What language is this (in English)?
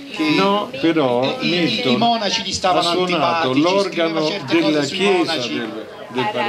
Italian